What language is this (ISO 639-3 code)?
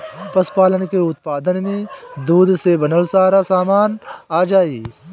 bho